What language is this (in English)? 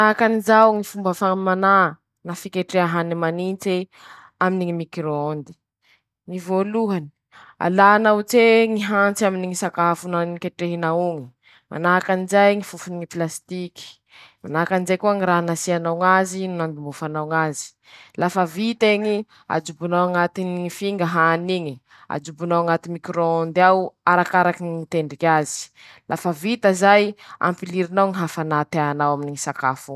Masikoro Malagasy